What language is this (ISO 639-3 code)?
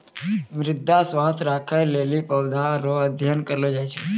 mai